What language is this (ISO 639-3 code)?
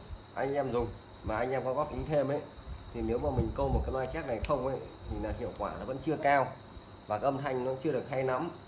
vie